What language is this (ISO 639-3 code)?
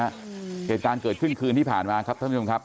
tha